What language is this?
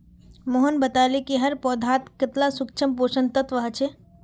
Magahi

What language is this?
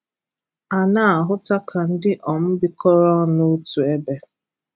Igbo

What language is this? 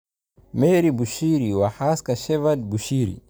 Somali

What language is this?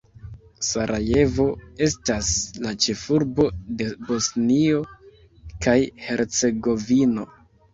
Esperanto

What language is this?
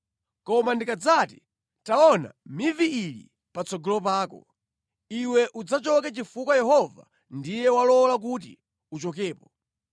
Nyanja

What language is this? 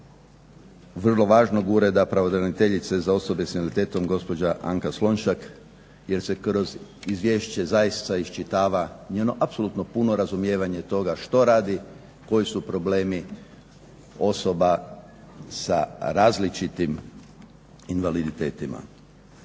Croatian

